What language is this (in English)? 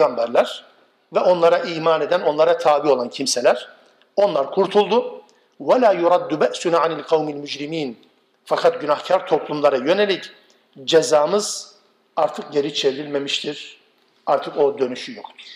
Turkish